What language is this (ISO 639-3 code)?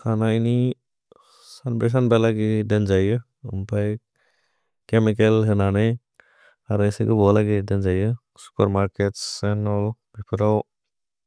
brx